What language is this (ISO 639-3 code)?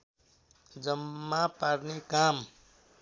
nep